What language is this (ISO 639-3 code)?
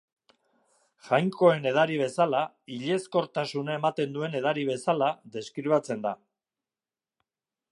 eus